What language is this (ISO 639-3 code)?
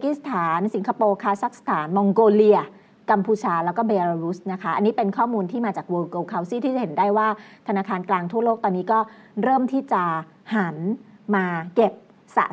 tha